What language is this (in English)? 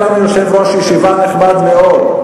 Hebrew